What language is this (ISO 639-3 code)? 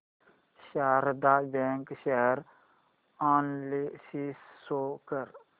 mar